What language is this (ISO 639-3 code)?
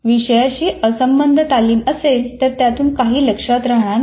mar